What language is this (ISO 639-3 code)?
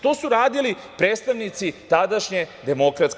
srp